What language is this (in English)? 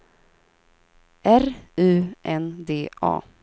Swedish